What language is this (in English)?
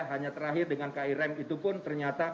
Indonesian